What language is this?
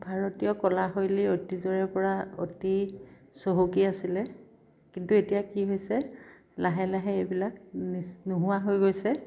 Assamese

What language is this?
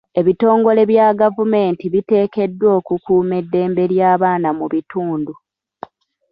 Ganda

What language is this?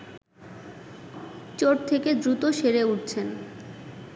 Bangla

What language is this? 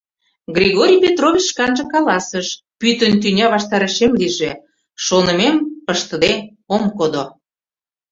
Mari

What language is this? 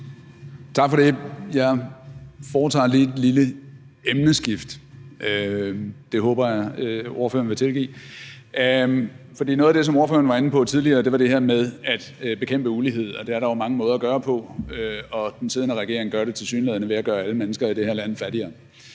Danish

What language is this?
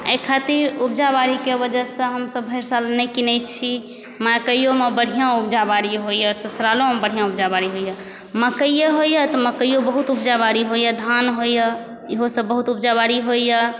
Maithili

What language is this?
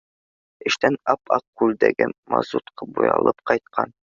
Bashkir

